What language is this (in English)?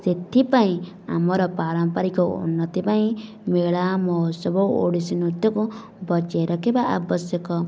Odia